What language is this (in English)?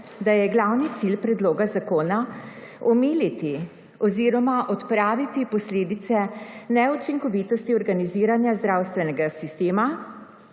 Slovenian